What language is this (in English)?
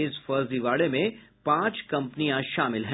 Hindi